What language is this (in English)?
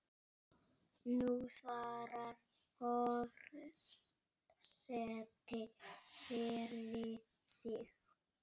Icelandic